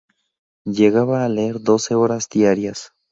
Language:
Spanish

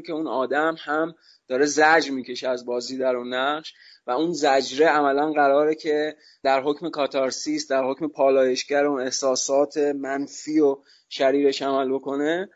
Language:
Persian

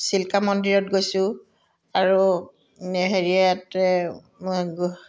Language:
Assamese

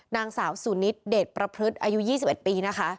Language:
Thai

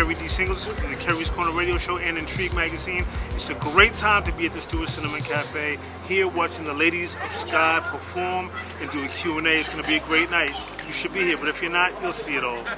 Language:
English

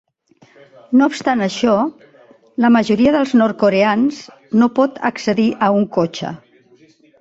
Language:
Catalan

